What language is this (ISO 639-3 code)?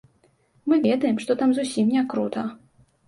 bel